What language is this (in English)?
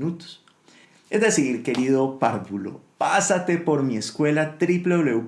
Spanish